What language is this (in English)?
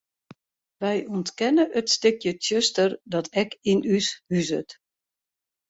Western Frisian